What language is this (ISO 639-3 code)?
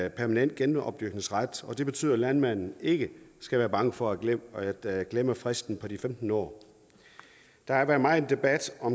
dan